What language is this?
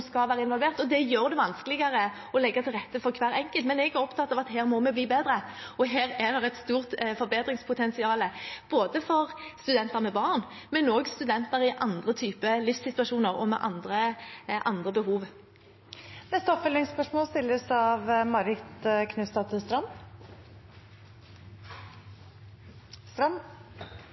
Norwegian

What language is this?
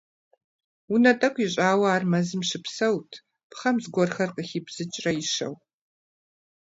Kabardian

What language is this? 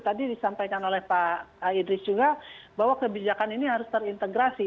Indonesian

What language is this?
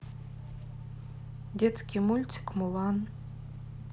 Russian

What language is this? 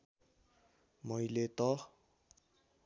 Nepali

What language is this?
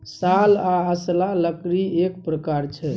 Maithili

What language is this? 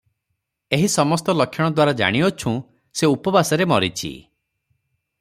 Odia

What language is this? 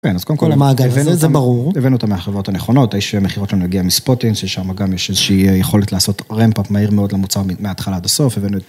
Hebrew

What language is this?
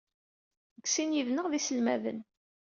Kabyle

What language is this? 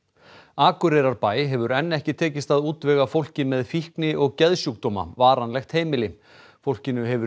Icelandic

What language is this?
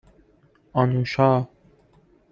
Persian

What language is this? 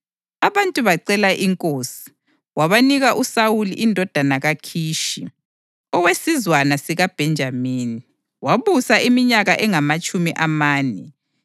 North Ndebele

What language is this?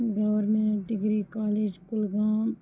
Kashmiri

